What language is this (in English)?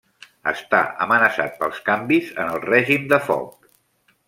Catalan